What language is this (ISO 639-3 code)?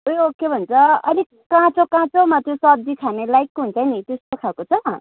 nep